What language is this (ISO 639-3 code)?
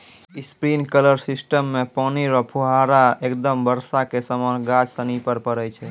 mai